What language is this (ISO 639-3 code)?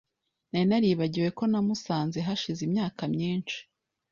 kin